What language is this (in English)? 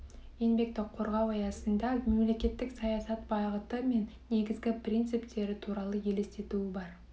Kazakh